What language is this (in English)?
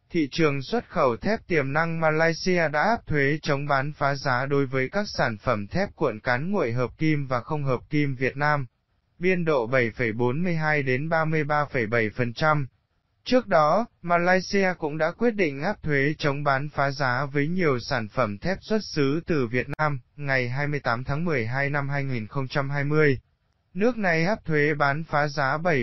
Vietnamese